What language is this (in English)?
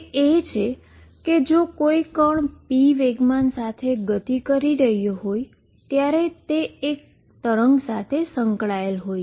Gujarati